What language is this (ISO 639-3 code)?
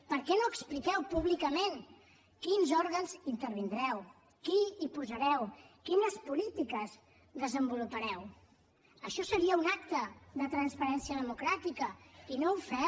cat